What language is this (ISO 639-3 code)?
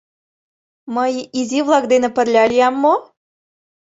chm